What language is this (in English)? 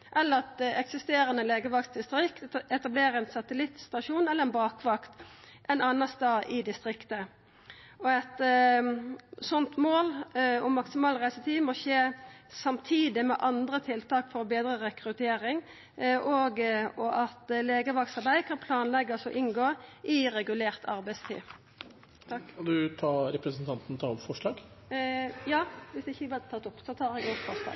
Norwegian Nynorsk